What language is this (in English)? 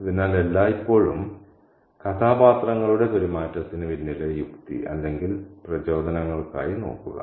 Malayalam